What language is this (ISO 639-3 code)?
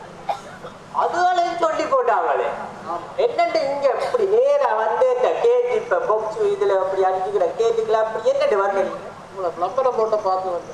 tha